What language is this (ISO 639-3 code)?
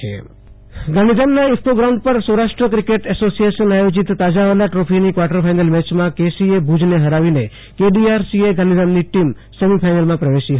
guj